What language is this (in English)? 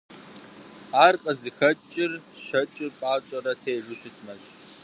Kabardian